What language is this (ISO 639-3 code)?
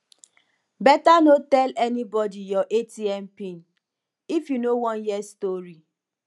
pcm